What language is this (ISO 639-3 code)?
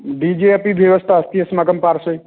san